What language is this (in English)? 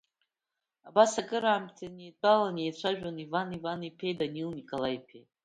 Abkhazian